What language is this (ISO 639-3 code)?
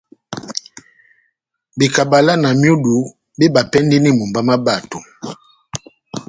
bnm